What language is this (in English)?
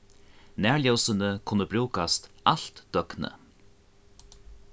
Faroese